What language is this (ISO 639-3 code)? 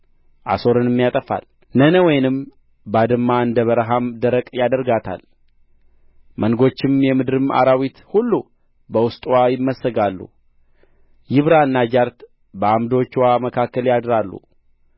amh